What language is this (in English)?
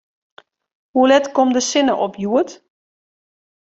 Western Frisian